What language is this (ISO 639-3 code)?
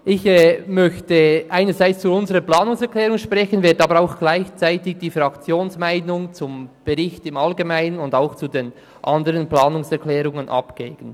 gsw